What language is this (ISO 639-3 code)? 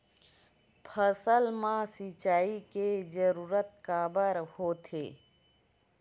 hne